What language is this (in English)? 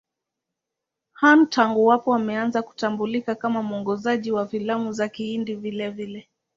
Swahili